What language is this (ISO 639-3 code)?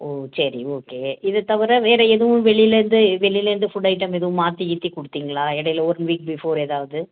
tam